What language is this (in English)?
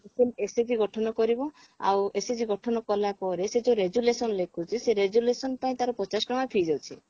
Odia